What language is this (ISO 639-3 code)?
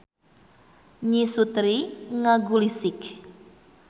sun